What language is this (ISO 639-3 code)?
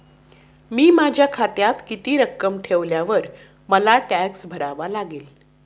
mar